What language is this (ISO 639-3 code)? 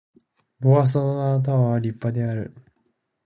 jpn